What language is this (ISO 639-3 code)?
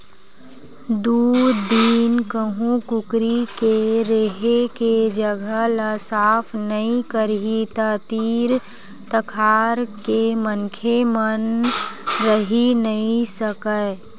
hne